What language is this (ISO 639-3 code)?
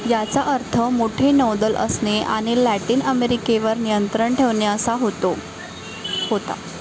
mar